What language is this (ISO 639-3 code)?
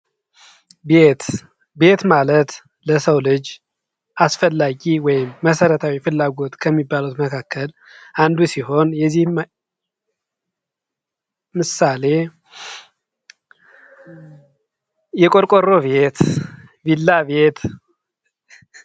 amh